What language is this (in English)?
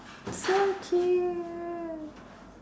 English